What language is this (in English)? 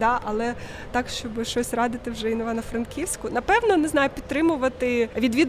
Ukrainian